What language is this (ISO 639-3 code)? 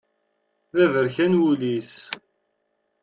kab